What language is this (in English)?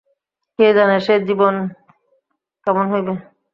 Bangla